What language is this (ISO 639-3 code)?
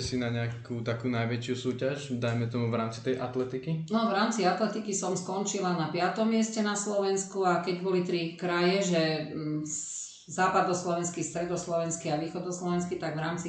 slk